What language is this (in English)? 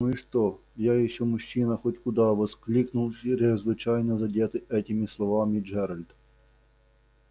Russian